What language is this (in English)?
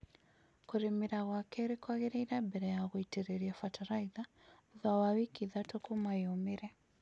Kikuyu